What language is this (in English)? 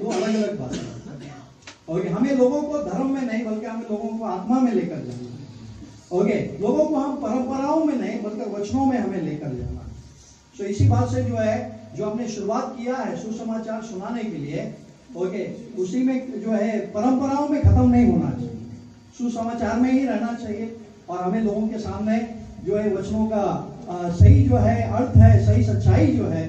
Urdu